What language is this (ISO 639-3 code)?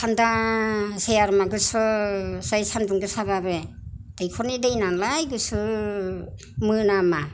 brx